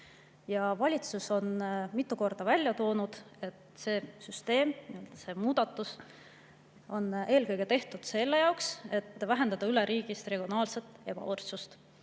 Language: Estonian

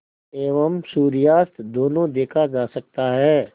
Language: Hindi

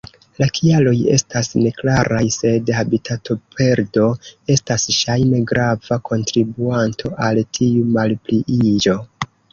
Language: Esperanto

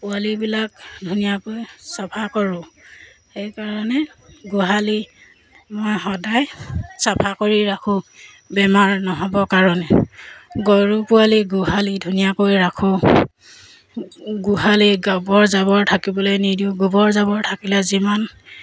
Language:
Assamese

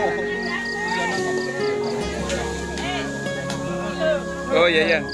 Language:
Indonesian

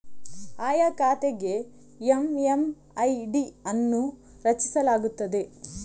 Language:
Kannada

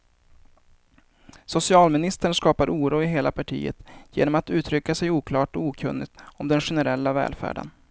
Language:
Swedish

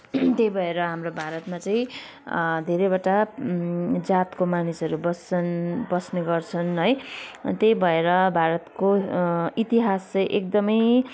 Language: Nepali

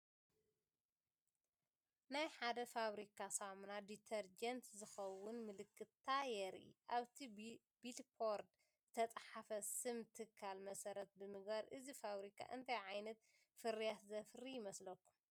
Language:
Tigrinya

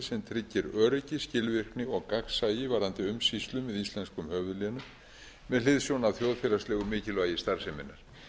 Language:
Icelandic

